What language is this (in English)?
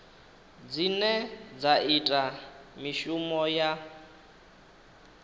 Venda